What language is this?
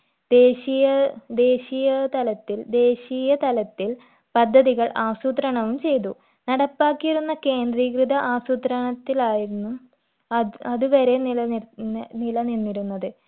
Malayalam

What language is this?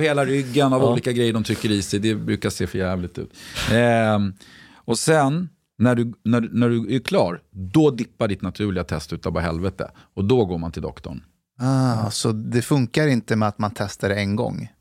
Swedish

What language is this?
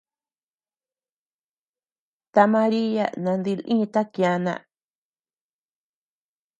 Tepeuxila Cuicatec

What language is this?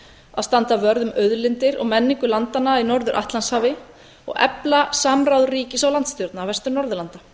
Icelandic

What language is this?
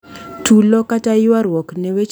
Luo (Kenya and Tanzania)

